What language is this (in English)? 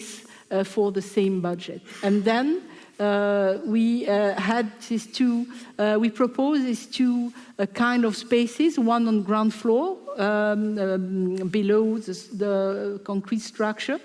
English